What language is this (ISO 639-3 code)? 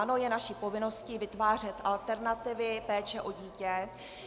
ces